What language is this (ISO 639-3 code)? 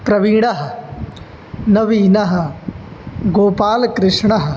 san